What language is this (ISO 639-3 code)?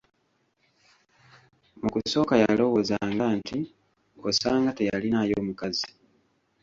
lug